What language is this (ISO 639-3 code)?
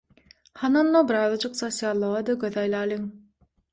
tuk